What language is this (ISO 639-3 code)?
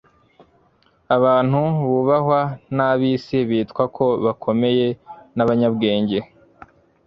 kin